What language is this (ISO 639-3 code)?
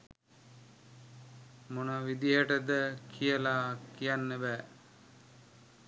sin